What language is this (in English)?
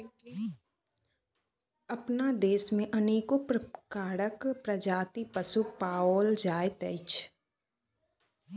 Maithili